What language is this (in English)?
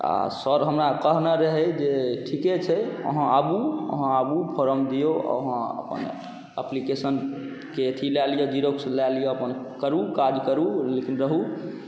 Maithili